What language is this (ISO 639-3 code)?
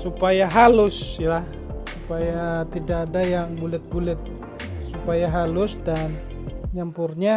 ind